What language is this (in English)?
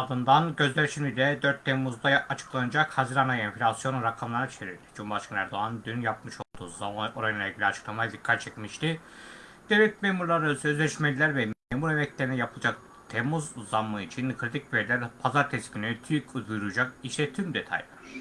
Turkish